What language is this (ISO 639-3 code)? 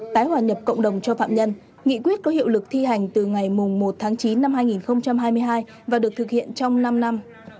vie